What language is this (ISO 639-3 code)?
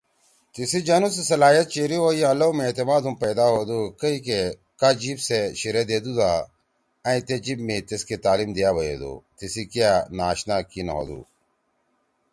trw